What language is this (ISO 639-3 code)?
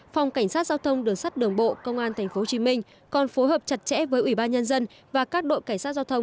vie